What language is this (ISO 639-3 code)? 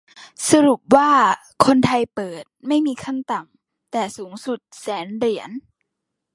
tha